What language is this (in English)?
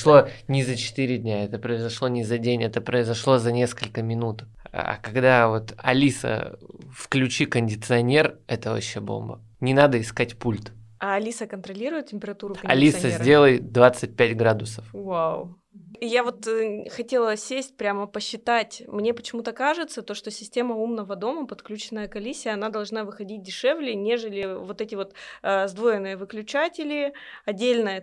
Russian